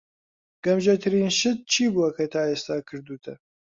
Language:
Central Kurdish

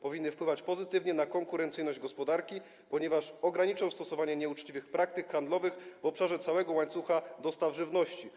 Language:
Polish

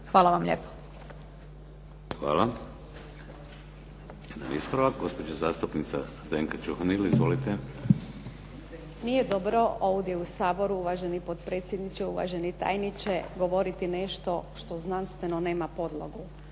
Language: Croatian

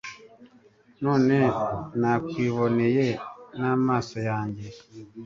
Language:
Kinyarwanda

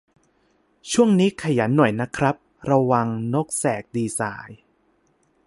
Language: Thai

